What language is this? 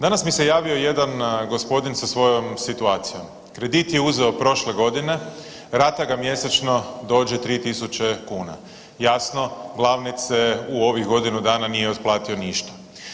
Croatian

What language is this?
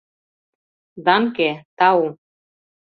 Mari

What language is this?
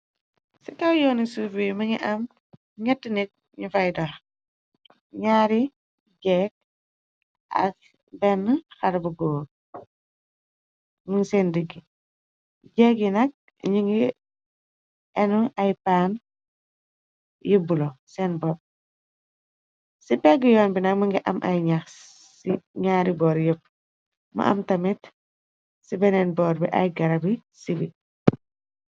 Wolof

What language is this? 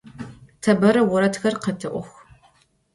Adyghe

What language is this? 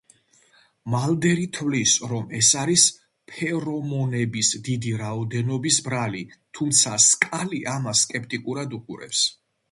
Georgian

